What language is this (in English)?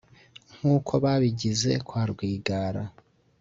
Kinyarwanda